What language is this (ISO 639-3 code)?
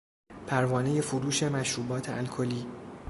fas